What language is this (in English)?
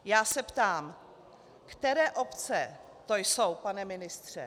Czech